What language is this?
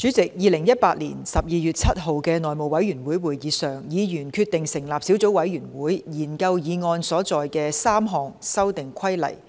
Cantonese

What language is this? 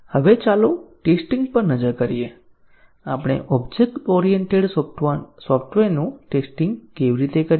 Gujarati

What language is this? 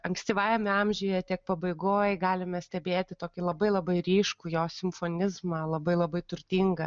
Lithuanian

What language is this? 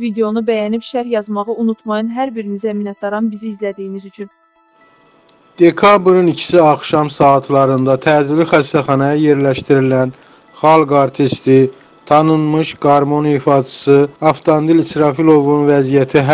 Turkish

